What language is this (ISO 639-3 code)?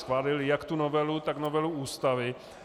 ces